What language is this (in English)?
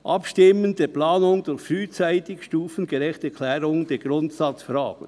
Swiss German